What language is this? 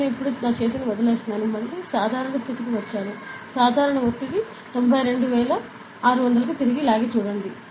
Telugu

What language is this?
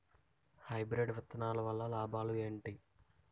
Telugu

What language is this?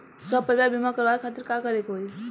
Bhojpuri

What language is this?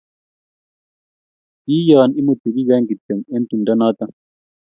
Kalenjin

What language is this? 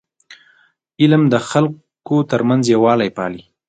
Pashto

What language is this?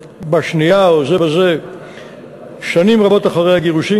Hebrew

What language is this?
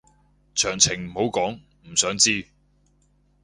Cantonese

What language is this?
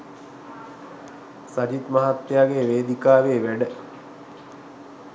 Sinhala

